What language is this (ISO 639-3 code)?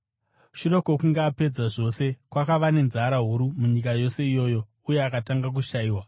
sna